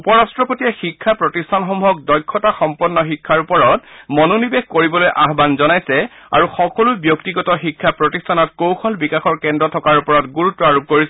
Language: Assamese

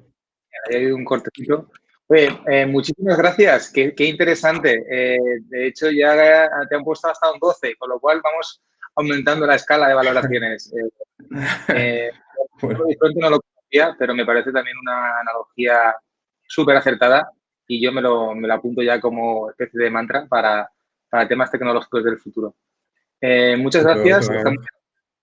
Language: Spanish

